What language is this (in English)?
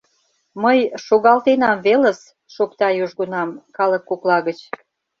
Mari